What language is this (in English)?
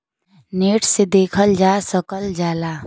Bhojpuri